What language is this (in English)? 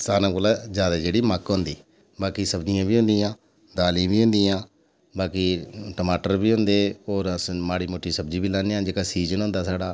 Dogri